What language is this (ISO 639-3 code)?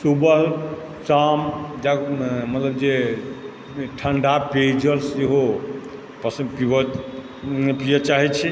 mai